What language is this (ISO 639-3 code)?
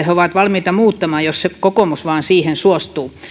fin